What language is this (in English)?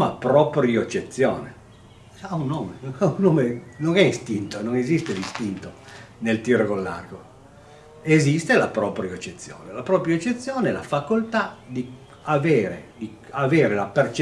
Italian